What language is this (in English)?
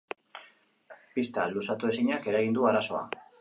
Basque